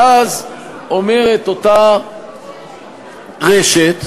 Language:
Hebrew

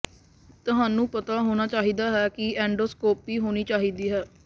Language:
Punjabi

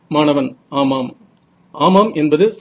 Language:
Tamil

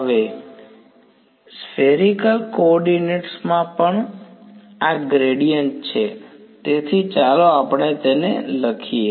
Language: Gujarati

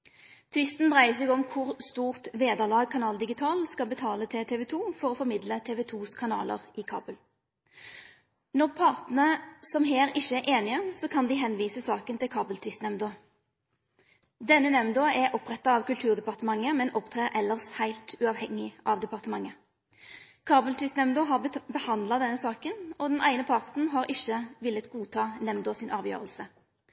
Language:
Norwegian Nynorsk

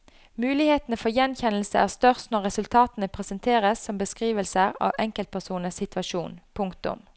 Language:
Norwegian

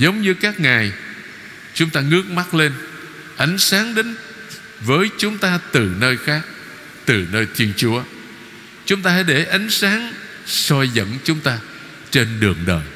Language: Vietnamese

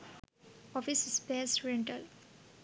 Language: Sinhala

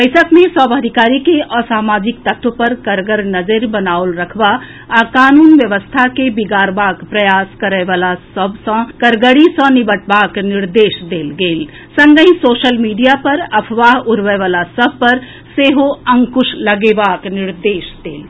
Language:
Maithili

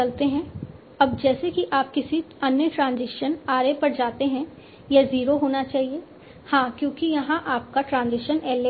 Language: Hindi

